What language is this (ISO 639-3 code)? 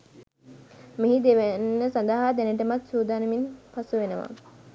sin